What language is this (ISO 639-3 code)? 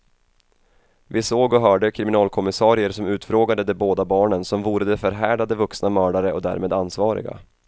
swe